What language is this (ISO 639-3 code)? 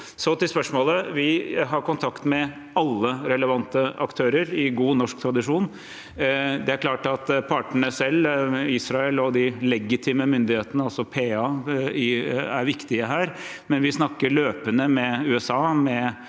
nor